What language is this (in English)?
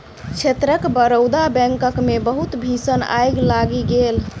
Maithili